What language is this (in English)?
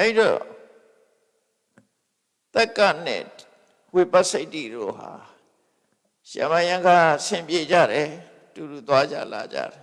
Vietnamese